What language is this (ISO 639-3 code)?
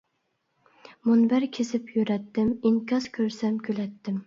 uig